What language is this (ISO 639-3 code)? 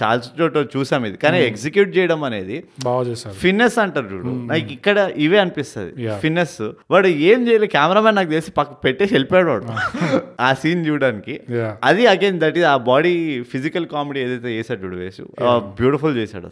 tel